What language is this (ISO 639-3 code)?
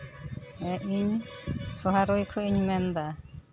sat